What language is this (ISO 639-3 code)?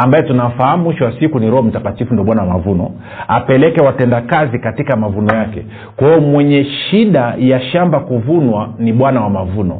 swa